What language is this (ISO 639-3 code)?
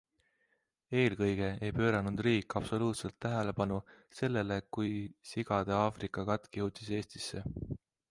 est